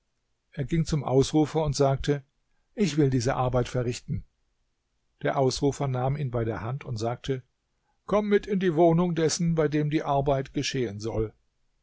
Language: German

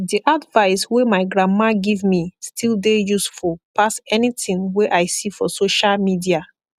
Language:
Nigerian Pidgin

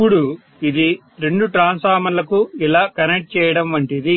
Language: Telugu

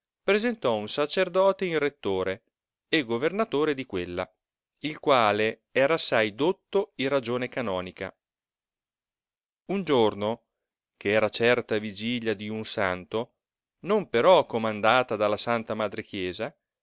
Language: Italian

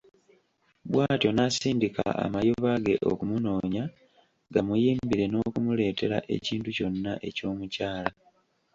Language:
Ganda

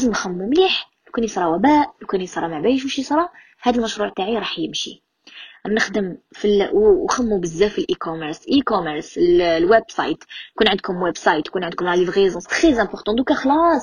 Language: Arabic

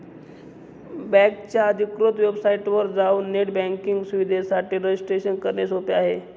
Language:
Marathi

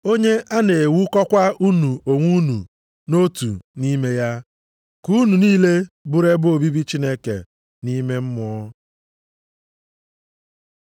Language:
Igbo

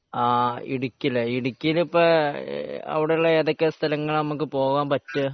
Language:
Malayalam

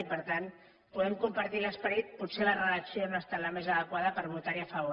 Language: Catalan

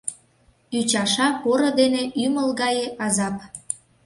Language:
Mari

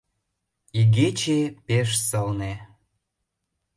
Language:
Mari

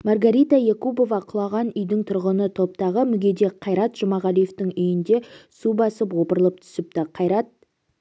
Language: Kazakh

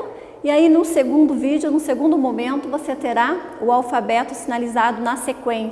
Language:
Portuguese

